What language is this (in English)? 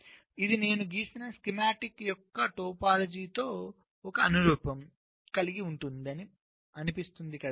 Telugu